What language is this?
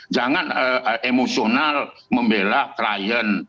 Indonesian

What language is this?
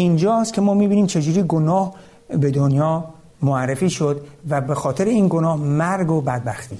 Persian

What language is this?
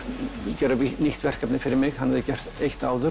Icelandic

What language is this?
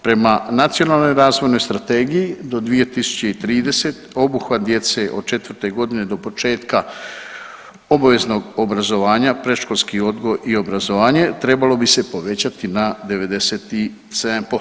Croatian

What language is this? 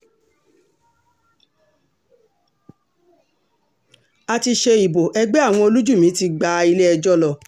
Yoruba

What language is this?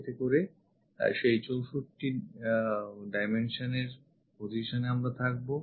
Bangla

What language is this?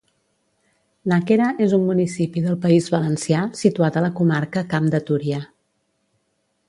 Catalan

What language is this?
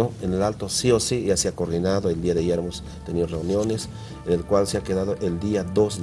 Spanish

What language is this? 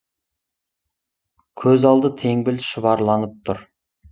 Kazakh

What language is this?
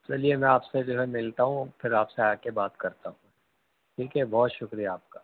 Urdu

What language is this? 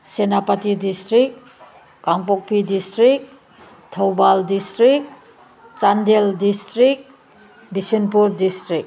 Manipuri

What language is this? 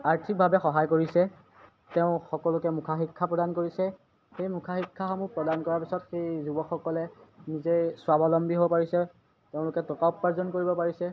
Assamese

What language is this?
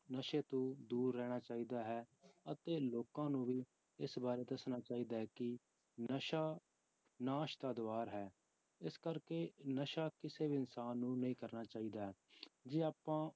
Punjabi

